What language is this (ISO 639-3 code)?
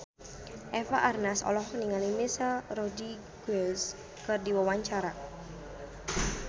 sun